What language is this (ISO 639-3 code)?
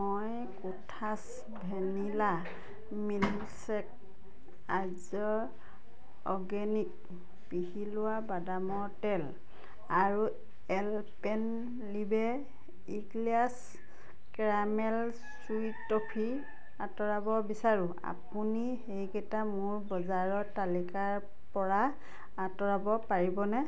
asm